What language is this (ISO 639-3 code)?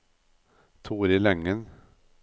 nor